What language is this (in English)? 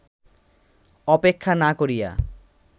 Bangla